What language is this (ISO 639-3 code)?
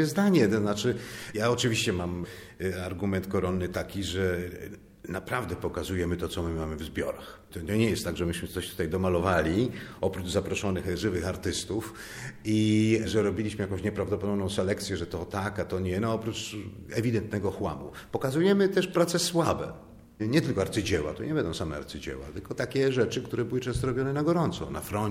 pol